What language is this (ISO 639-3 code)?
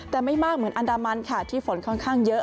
tha